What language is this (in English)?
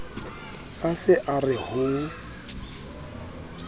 Southern Sotho